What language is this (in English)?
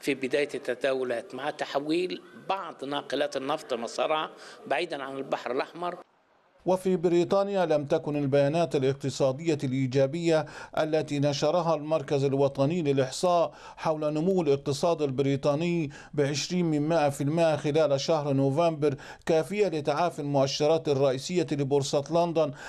Arabic